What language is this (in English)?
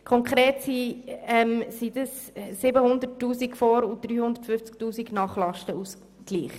Swiss German